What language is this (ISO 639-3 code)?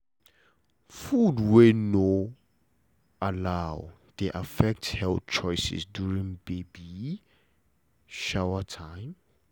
pcm